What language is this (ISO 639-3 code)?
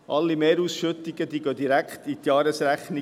gsw